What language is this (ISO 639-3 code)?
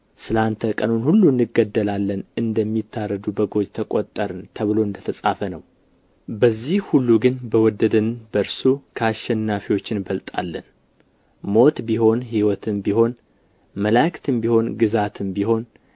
amh